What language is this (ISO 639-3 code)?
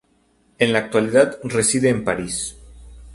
spa